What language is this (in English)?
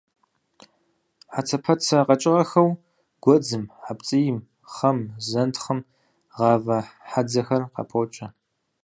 Kabardian